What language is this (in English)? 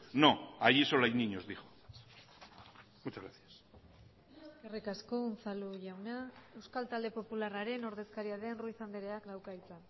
Basque